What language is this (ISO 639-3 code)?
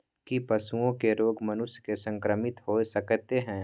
mai